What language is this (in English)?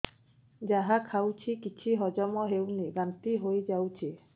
Odia